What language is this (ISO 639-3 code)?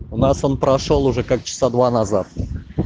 rus